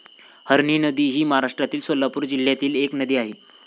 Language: Marathi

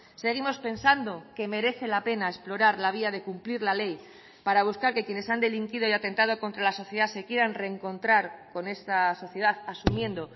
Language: Spanish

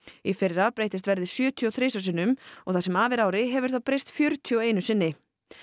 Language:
Icelandic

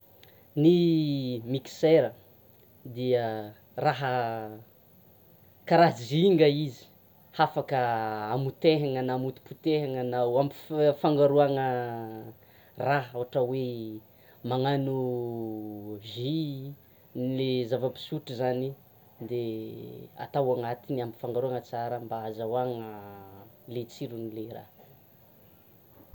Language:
Tsimihety Malagasy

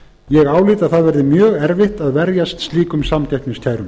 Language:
Icelandic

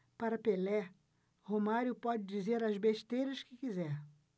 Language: Portuguese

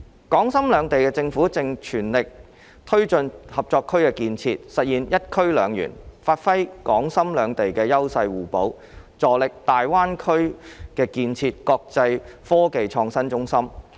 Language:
Cantonese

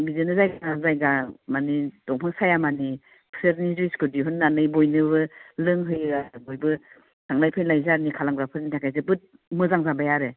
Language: Bodo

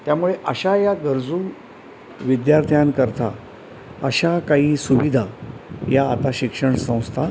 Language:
Marathi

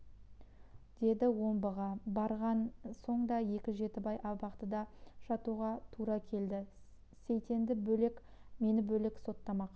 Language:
Kazakh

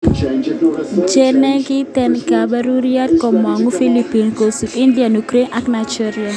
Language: Kalenjin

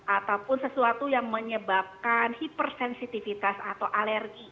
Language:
Indonesian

